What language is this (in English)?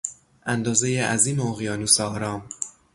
Persian